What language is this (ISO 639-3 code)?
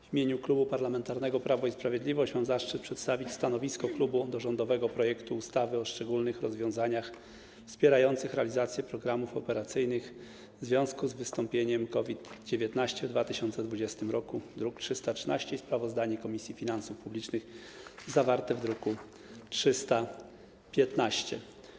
pol